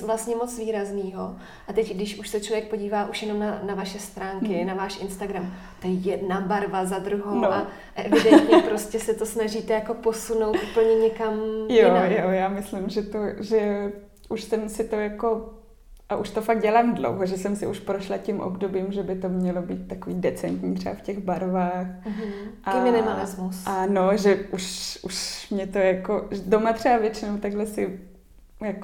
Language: Czech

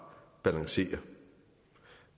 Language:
Danish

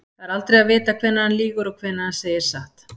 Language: Icelandic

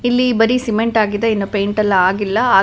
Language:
Kannada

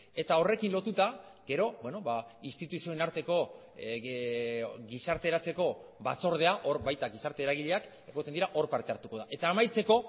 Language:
Basque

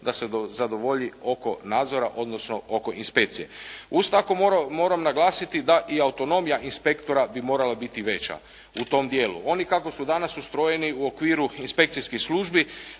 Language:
Croatian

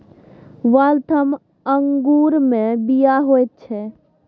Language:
Maithili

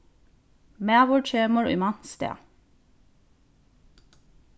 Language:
Faroese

